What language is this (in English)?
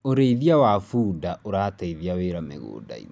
Kikuyu